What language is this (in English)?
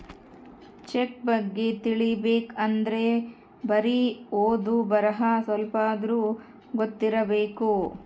Kannada